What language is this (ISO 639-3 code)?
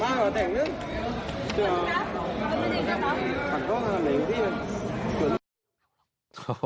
tha